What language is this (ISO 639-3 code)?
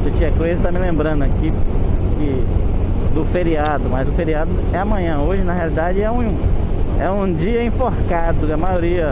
por